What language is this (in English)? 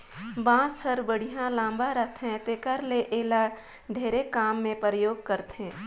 Chhattisgarhi